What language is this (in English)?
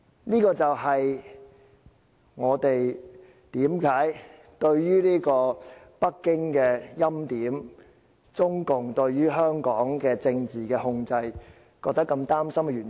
Cantonese